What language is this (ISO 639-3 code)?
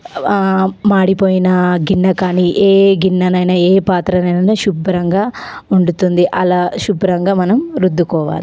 tel